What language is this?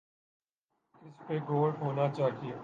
Urdu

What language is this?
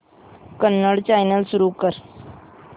Marathi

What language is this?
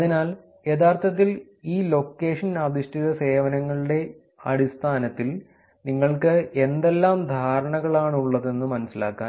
Malayalam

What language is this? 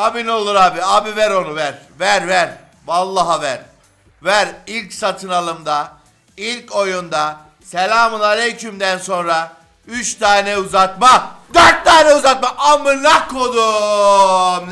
Turkish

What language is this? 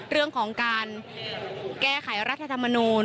Thai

